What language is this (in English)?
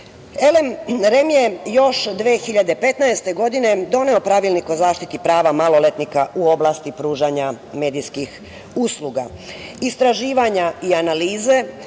Serbian